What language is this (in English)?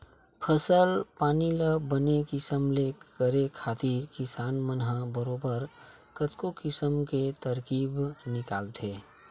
Chhattisgarhi